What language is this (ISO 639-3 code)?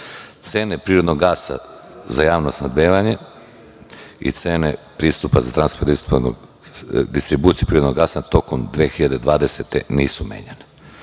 srp